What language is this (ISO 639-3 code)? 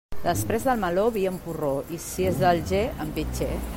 cat